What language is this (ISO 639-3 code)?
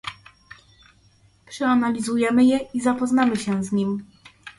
pol